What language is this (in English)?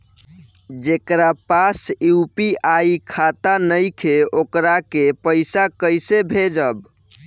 Bhojpuri